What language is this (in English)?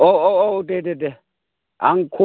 Bodo